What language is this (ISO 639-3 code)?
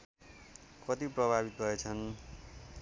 nep